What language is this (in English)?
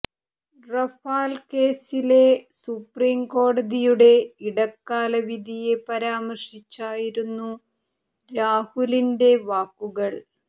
Malayalam